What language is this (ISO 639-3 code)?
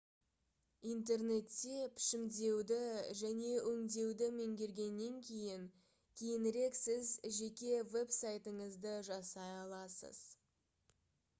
kaz